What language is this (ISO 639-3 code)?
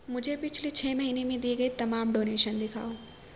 urd